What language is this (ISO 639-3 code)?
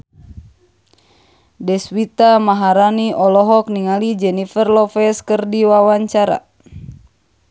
sun